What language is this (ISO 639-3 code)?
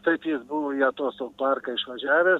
lit